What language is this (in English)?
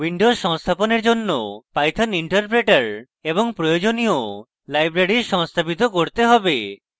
Bangla